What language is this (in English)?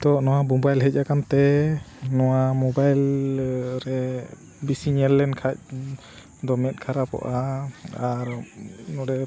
Santali